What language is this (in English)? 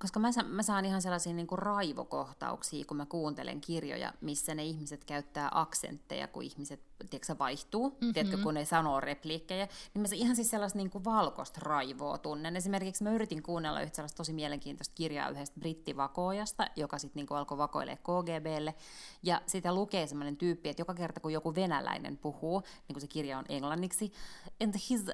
Finnish